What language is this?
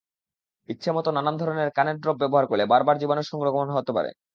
Bangla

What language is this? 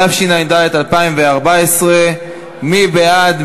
Hebrew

